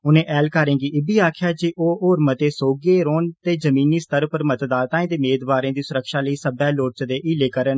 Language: Dogri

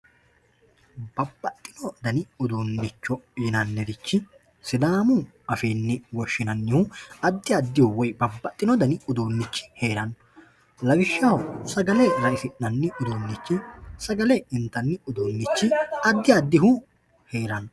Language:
Sidamo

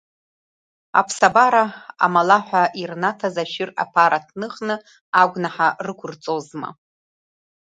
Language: Abkhazian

